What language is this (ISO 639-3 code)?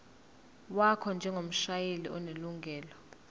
zul